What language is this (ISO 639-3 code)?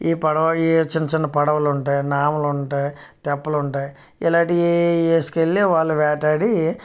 tel